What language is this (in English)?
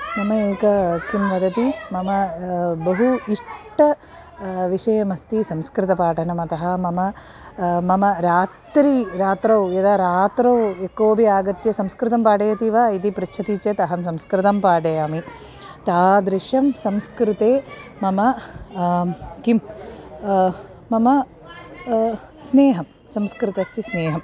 Sanskrit